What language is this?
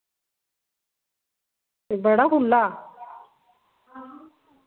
Dogri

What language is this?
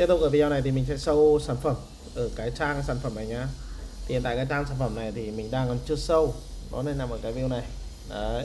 Vietnamese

